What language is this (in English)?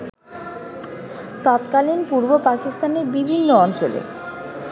Bangla